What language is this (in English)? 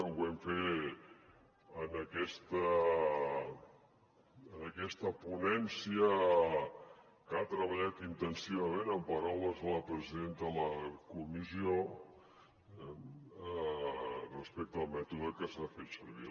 Catalan